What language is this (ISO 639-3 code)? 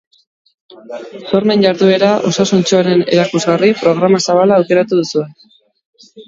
eus